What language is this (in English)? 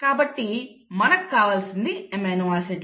Telugu